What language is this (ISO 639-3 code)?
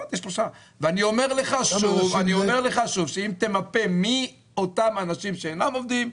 heb